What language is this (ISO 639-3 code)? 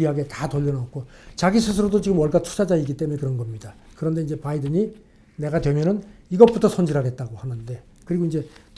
kor